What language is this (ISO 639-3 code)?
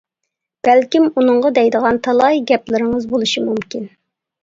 uig